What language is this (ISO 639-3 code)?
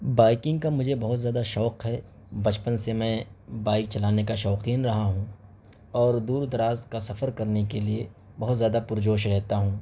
urd